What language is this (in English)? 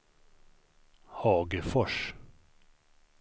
Swedish